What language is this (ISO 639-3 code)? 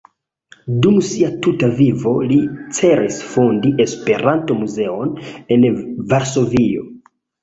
epo